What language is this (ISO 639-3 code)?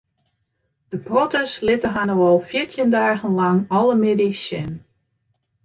fry